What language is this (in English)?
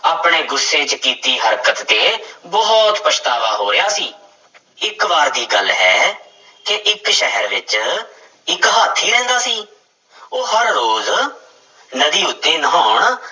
Punjabi